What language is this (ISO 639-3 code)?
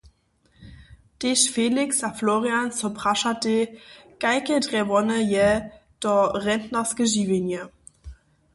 hsb